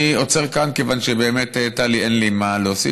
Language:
Hebrew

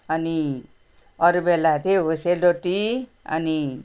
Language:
Nepali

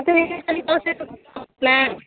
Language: Nepali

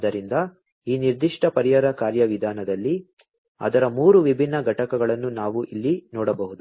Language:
Kannada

